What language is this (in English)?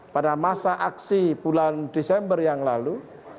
Indonesian